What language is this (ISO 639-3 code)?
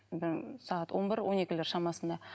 kaz